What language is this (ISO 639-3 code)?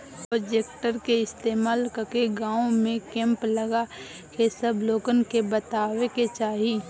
bho